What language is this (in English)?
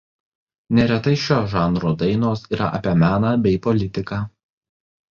Lithuanian